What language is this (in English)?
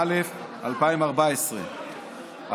Hebrew